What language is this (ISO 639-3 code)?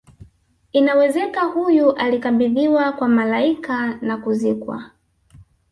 swa